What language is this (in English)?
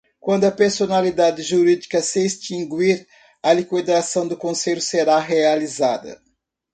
Portuguese